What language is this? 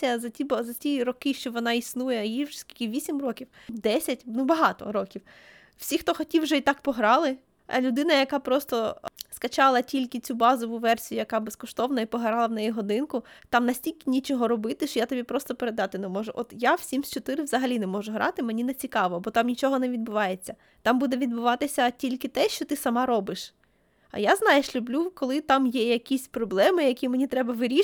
Ukrainian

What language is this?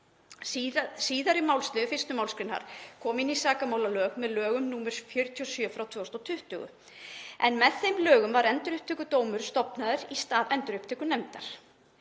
Icelandic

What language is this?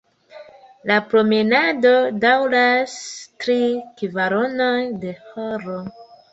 Esperanto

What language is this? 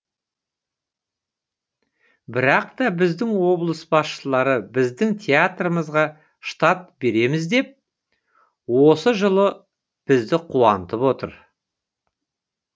Kazakh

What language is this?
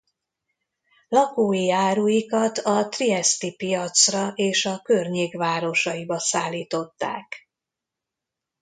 Hungarian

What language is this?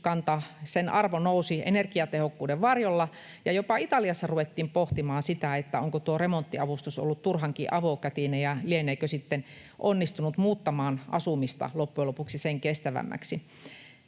Finnish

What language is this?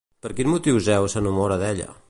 Catalan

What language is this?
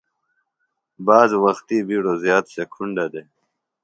Phalura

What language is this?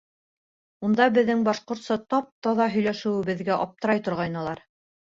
Bashkir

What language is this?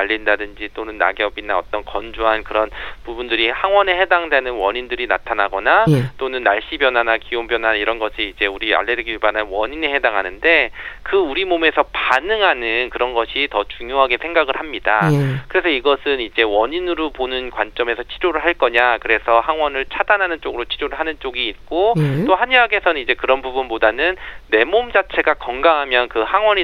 Korean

